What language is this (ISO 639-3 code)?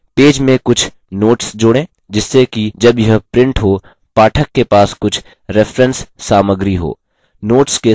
hin